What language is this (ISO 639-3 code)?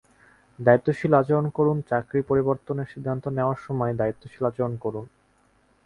ben